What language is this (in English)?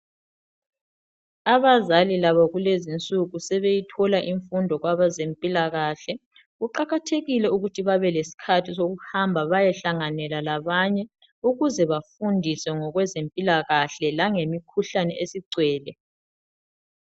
North Ndebele